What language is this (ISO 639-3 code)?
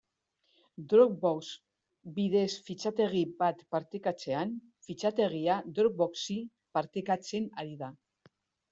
eus